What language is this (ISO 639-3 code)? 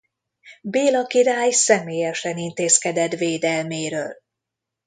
hun